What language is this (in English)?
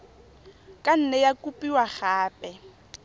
Tswana